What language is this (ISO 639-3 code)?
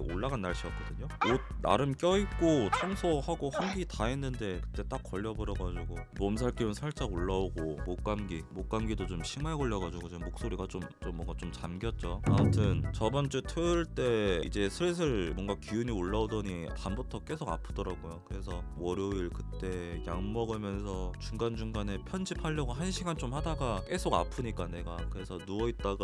kor